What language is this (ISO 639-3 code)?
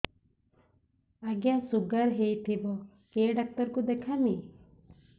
ori